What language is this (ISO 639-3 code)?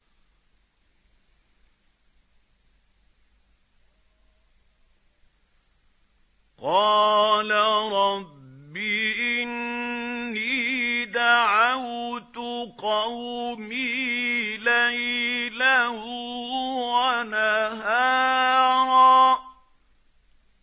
ara